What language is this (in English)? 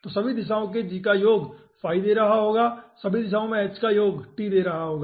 Hindi